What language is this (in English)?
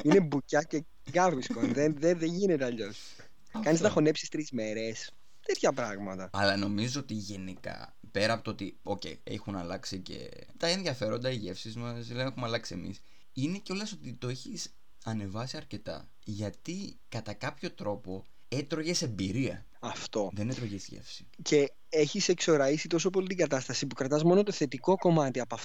Greek